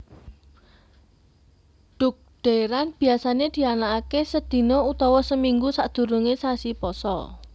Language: Javanese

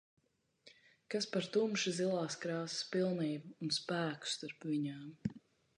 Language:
Latvian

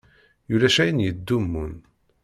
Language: Kabyle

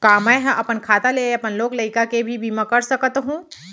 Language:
Chhattisgarhi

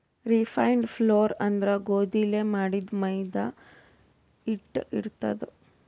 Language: Kannada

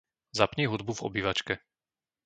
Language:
Slovak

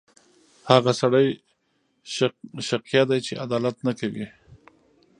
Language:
Pashto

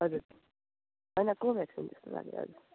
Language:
Nepali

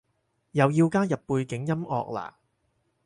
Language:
Cantonese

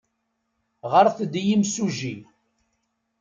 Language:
Kabyle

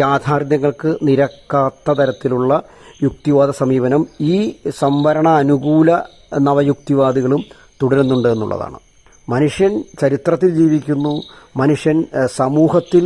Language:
Malayalam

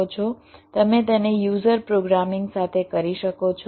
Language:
Gujarati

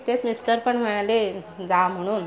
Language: Marathi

